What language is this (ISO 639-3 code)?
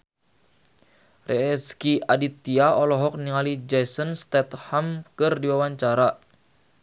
sun